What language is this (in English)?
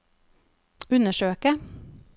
Norwegian